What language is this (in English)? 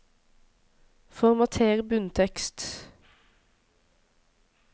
Norwegian